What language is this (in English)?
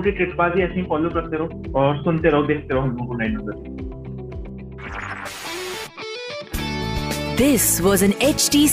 Hindi